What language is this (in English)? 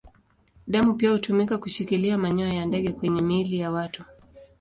Swahili